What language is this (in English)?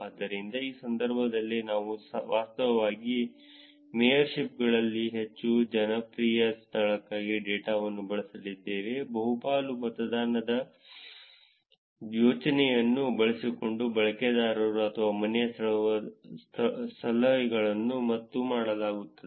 Kannada